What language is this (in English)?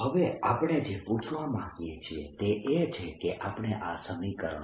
Gujarati